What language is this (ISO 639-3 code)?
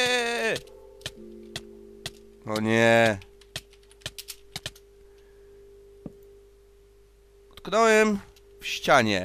pol